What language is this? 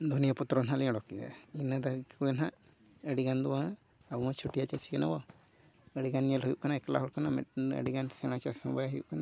Santali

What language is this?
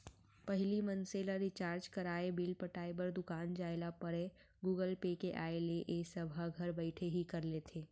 Chhattisgarhi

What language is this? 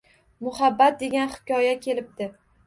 Uzbek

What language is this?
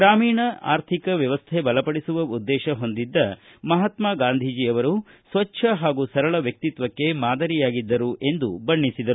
Kannada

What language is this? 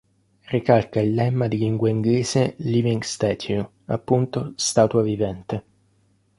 Italian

